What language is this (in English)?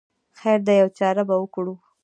Pashto